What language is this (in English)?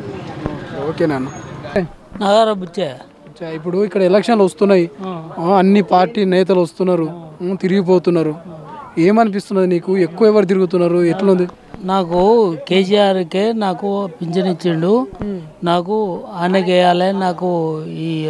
Italian